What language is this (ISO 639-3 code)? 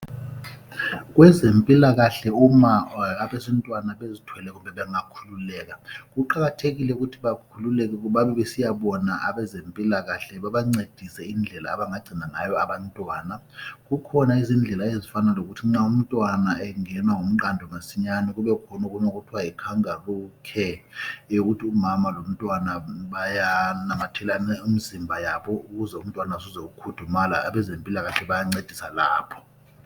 nde